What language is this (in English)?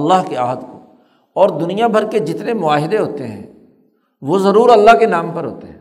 Urdu